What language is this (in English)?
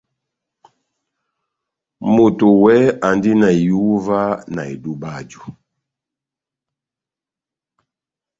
Batanga